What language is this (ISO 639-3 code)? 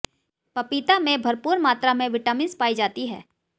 hin